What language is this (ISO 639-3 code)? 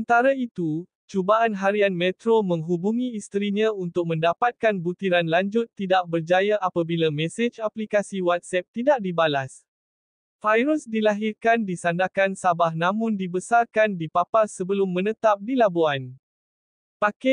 msa